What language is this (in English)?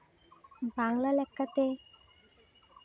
Santali